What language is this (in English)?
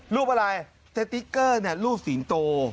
Thai